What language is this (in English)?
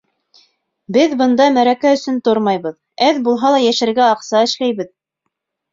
Bashkir